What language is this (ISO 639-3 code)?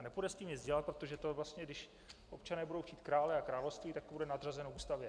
ces